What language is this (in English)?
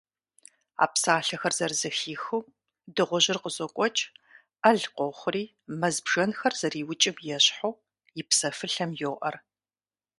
Kabardian